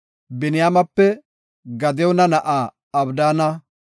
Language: Gofa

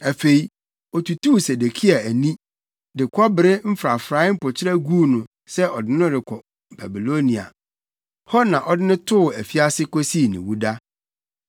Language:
Akan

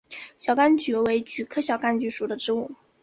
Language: Chinese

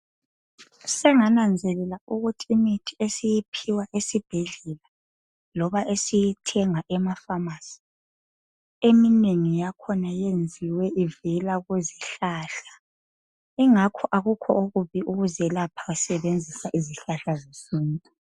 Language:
North Ndebele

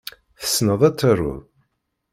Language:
Kabyle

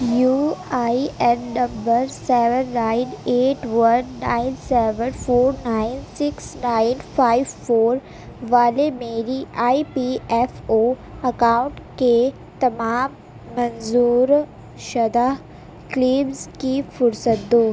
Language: Urdu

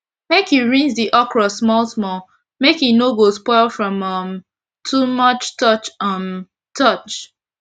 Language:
Nigerian Pidgin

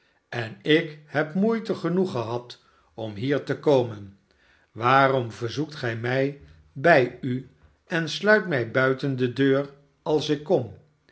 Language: Dutch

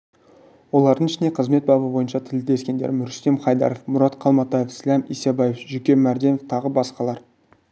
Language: Kazakh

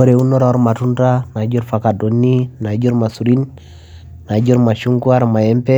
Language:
Masai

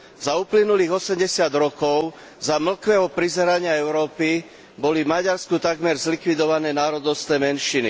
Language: Slovak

